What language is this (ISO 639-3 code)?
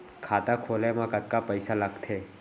hne